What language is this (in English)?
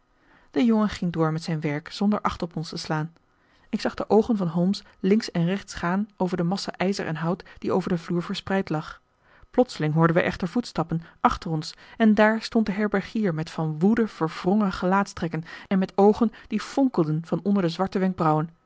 Dutch